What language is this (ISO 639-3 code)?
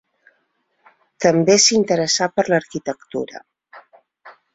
cat